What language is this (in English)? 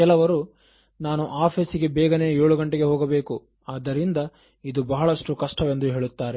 Kannada